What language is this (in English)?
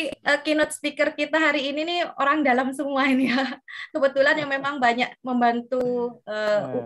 Indonesian